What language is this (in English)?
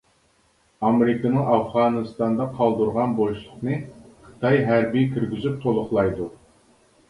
Uyghur